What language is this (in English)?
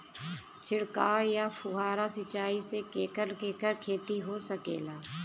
Bhojpuri